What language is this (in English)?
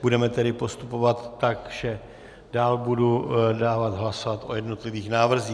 Czech